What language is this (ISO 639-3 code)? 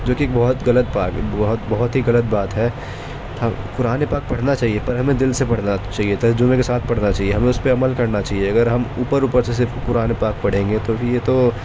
urd